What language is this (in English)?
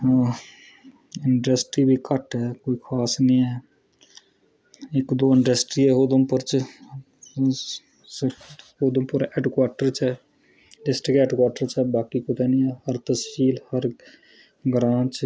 Dogri